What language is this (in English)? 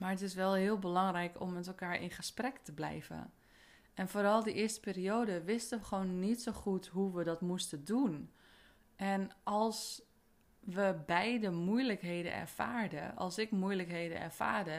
Dutch